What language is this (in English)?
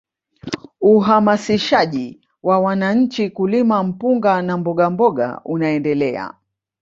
Swahili